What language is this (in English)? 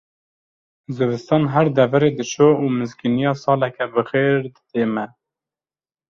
Kurdish